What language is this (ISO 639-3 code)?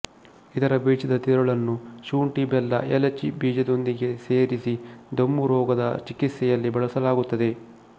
kan